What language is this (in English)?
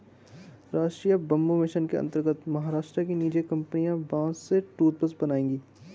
Hindi